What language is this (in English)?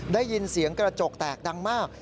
Thai